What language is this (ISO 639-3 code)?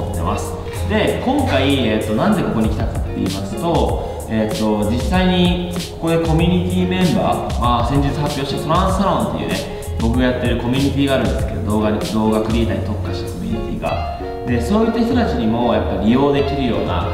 jpn